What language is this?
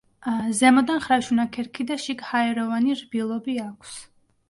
Georgian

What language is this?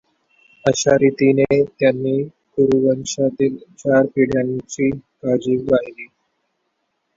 Marathi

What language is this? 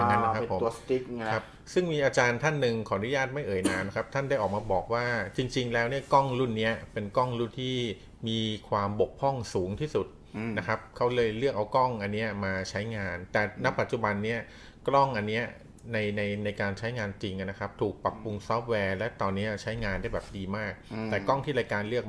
Thai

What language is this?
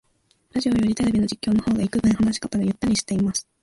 Japanese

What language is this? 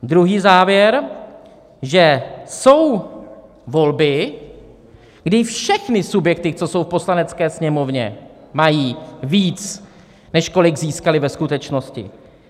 Czech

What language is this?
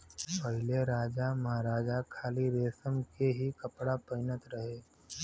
Bhojpuri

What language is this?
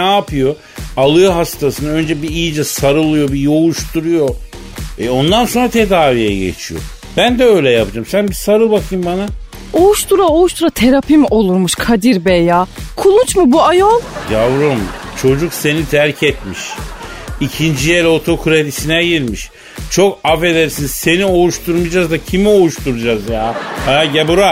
Turkish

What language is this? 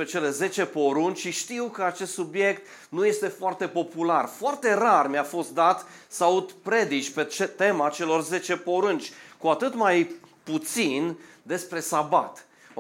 Romanian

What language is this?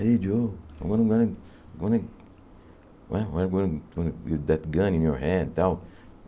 Portuguese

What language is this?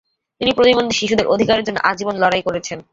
Bangla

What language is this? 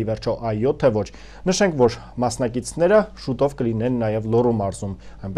Romanian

